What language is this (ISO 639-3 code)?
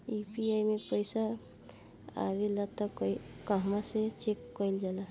bho